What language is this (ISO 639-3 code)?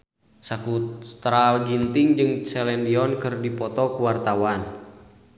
sun